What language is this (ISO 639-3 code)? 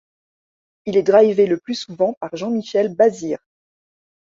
fra